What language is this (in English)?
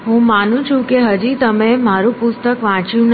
Gujarati